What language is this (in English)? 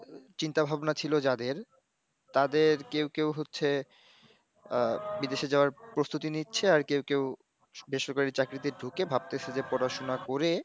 Bangla